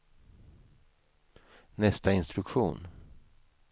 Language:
Swedish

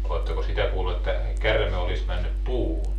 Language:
Finnish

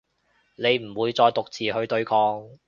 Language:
Cantonese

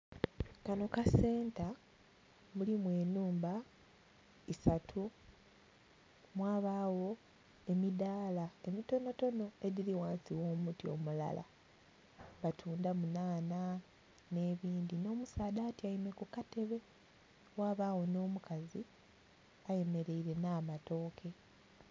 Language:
Soga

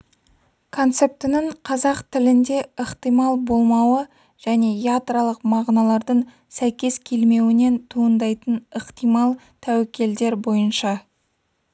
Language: Kazakh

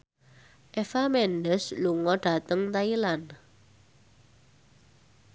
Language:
Javanese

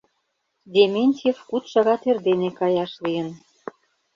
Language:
Mari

